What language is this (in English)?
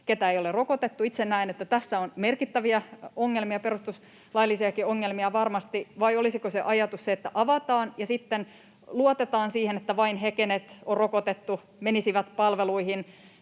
Finnish